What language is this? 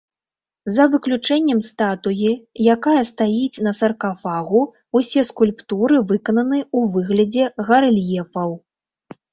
Belarusian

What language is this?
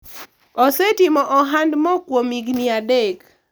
Luo (Kenya and Tanzania)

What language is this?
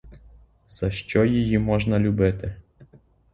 Ukrainian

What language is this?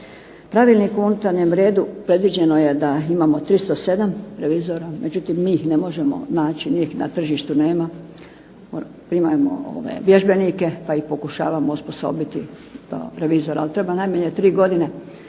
Croatian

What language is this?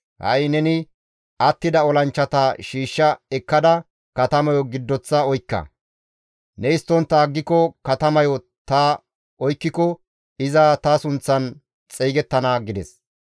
Gamo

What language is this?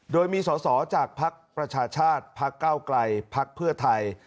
Thai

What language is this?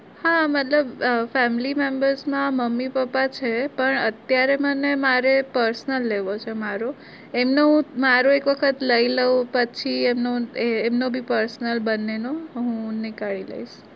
Gujarati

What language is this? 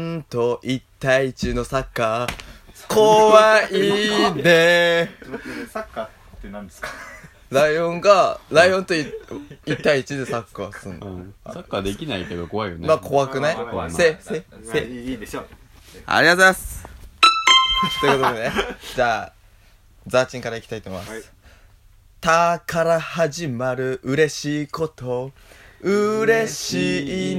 Japanese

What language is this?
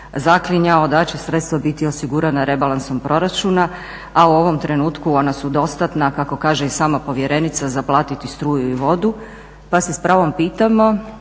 Croatian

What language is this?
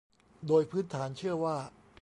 Thai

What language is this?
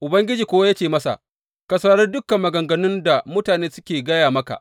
Hausa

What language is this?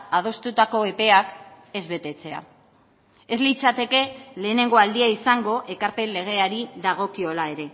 Basque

